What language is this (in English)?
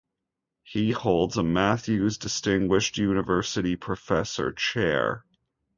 English